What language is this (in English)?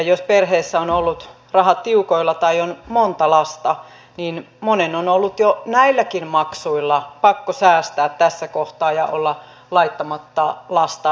Finnish